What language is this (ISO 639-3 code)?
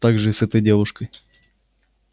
rus